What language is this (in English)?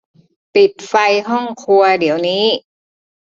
Thai